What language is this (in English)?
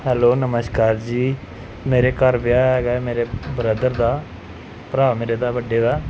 Punjabi